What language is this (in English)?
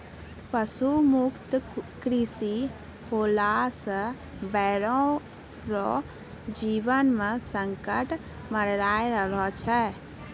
Maithili